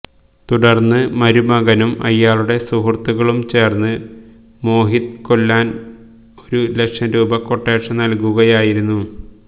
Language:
Malayalam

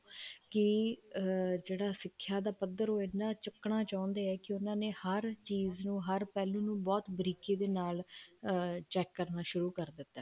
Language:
Punjabi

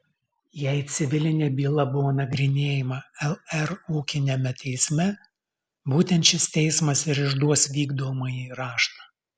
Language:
Lithuanian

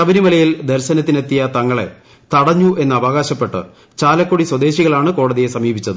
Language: Malayalam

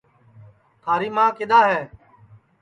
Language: Sansi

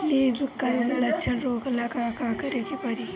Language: Bhojpuri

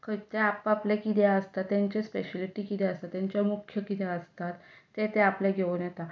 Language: Konkani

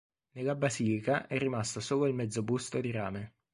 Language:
Italian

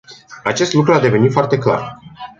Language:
Romanian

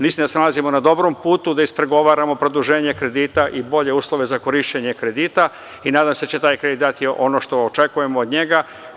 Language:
Serbian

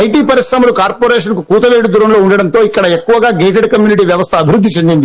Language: Telugu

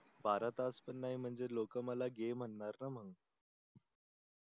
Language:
Marathi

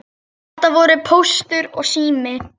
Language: Icelandic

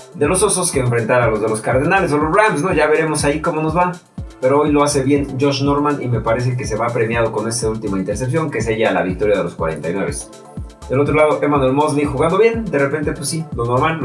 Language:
Spanish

